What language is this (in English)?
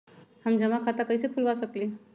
Magahi